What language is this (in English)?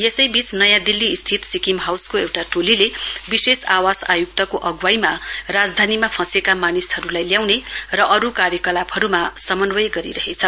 Nepali